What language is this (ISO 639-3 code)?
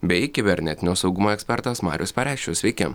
lit